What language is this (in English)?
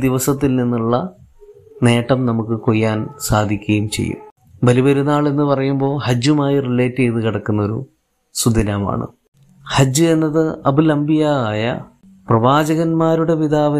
Malayalam